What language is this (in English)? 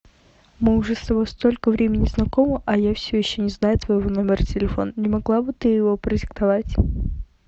Russian